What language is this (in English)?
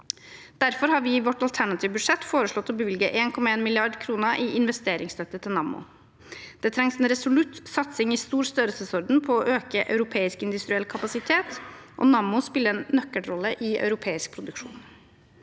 Norwegian